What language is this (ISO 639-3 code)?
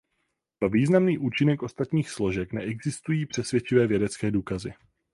ces